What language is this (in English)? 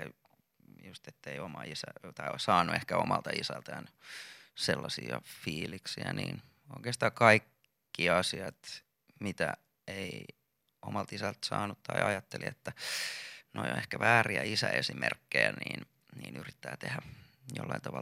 Finnish